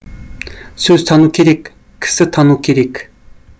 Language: Kazakh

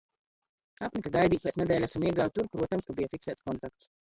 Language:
Latvian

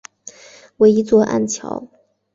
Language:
Chinese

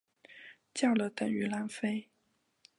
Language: Chinese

